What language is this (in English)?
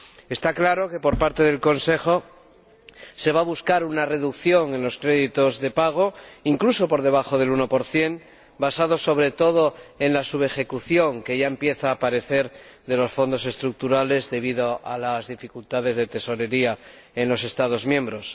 Spanish